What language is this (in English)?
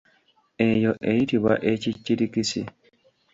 Ganda